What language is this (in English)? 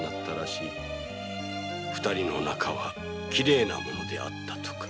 Japanese